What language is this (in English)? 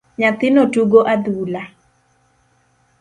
Luo (Kenya and Tanzania)